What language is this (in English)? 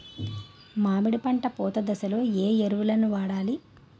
Telugu